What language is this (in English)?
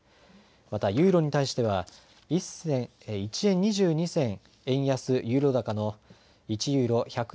Japanese